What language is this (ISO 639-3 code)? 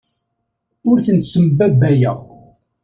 kab